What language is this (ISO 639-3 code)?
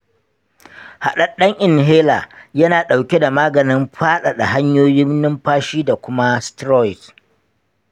hau